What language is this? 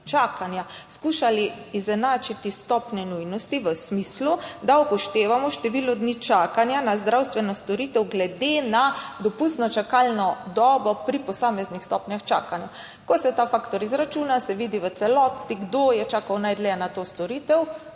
Slovenian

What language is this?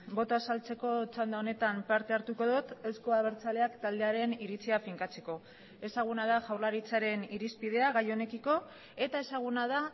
Basque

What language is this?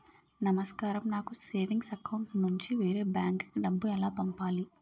Telugu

